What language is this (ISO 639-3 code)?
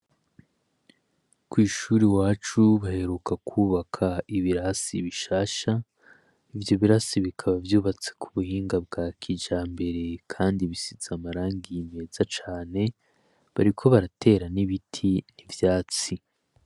run